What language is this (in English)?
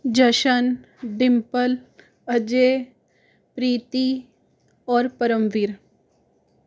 Hindi